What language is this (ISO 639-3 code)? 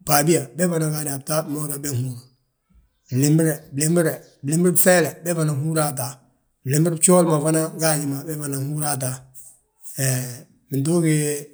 bjt